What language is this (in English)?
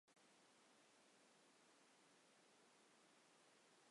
Kurdish